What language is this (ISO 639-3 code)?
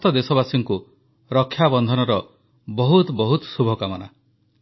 ori